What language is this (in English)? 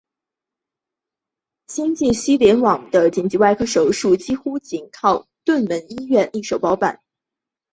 Chinese